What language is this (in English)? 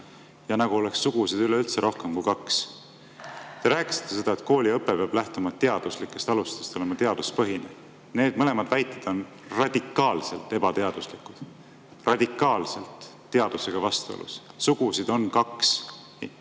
Estonian